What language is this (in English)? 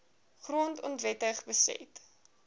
Afrikaans